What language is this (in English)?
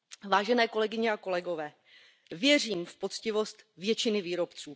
Czech